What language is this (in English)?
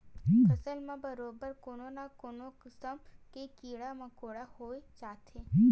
Chhattisgarhi